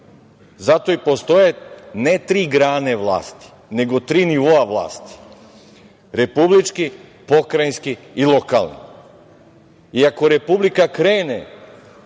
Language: Serbian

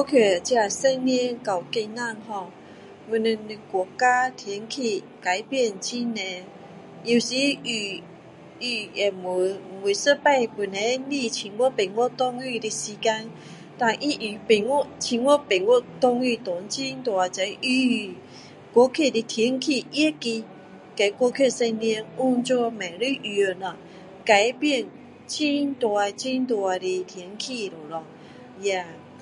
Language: Min Dong Chinese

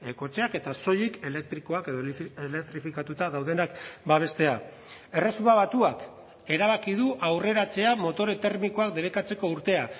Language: Basque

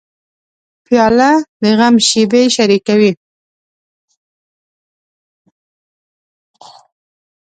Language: Pashto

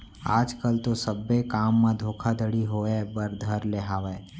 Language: Chhattisgarhi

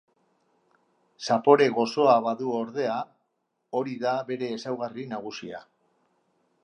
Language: Basque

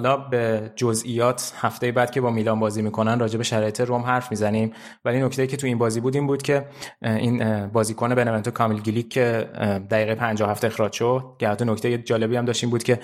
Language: Persian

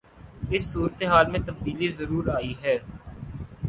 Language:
Urdu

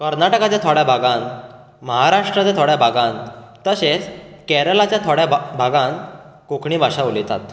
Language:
Konkani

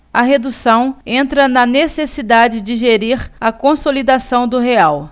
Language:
Portuguese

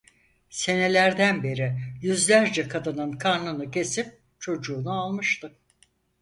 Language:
Turkish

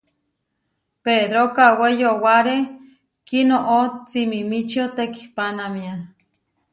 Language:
Huarijio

